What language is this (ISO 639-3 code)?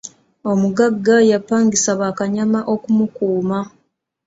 lug